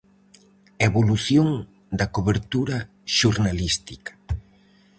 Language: Galician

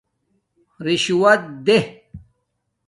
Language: Domaaki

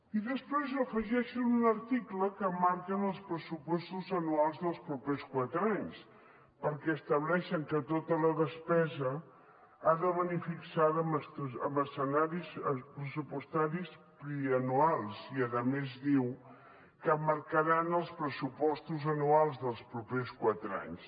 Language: Catalan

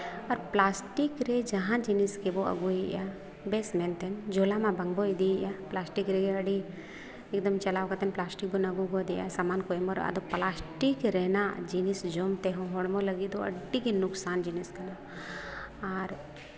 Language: Santali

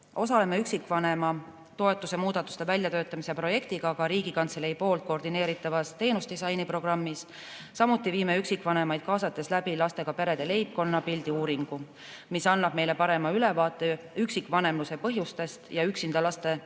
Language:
Estonian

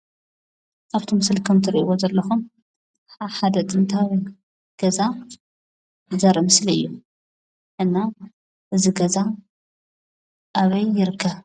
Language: Tigrinya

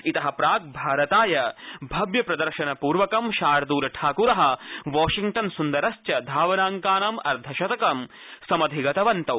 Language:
Sanskrit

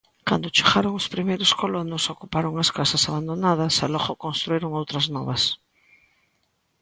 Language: Galician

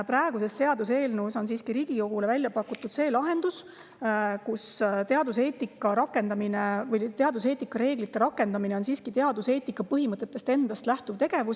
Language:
Estonian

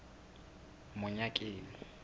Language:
Southern Sotho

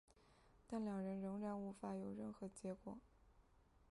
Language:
Chinese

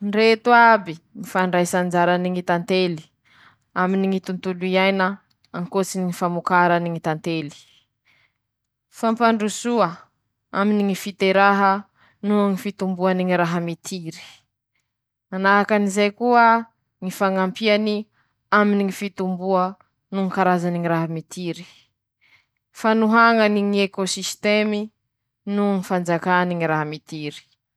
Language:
Masikoro Malagasy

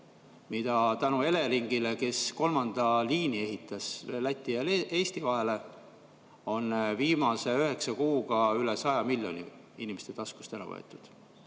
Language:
Estonian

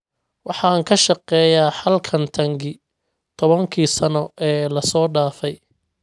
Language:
Somali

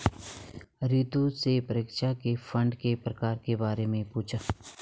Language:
Hindi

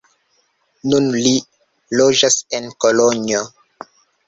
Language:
Esperanto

